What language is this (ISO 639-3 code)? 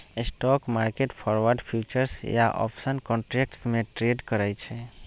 mag